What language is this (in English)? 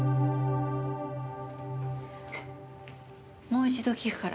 Japanese